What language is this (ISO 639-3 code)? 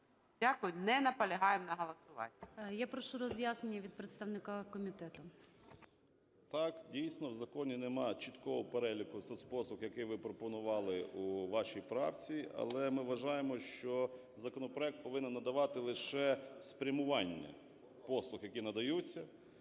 ukr